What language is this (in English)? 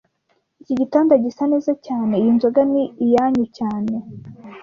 Kinyarwanda